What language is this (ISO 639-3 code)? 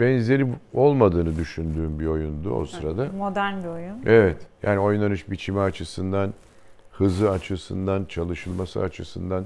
tur